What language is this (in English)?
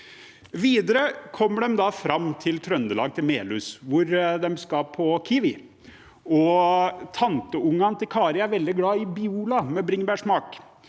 Norwegian